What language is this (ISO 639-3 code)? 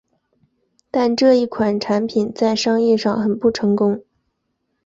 zho